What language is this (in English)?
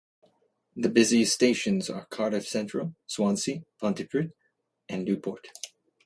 English